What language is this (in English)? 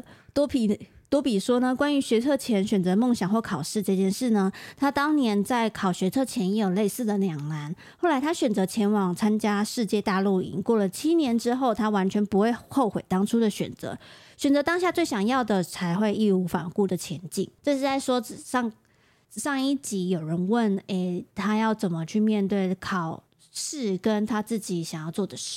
Chinese